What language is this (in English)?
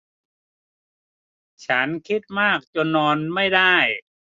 Thai